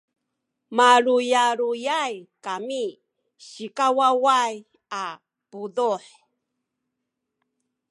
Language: Sakizaya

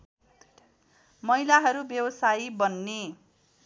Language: Nepali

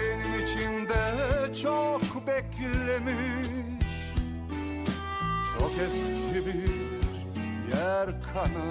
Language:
Turkish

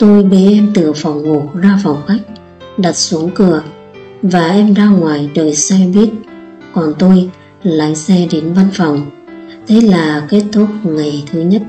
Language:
Vietnamese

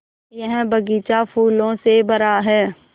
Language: Hindi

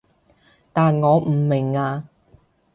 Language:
Cantonese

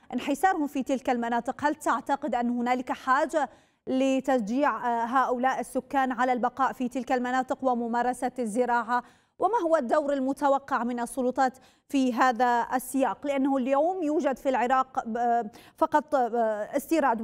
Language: Arabic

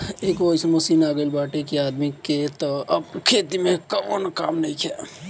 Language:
Bhojpuri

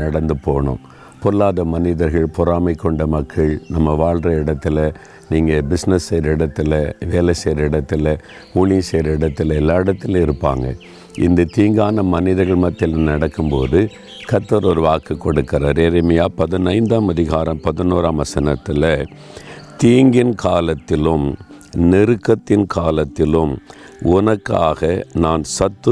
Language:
Tamil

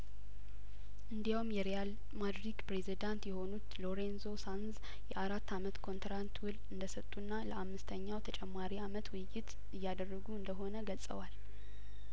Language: Amharic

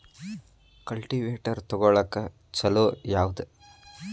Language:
Kannada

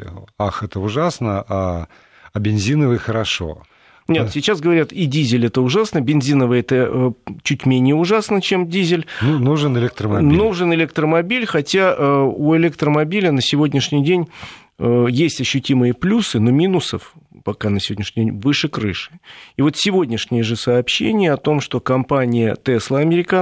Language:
Russian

